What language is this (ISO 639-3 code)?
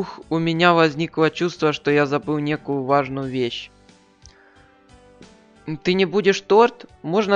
rus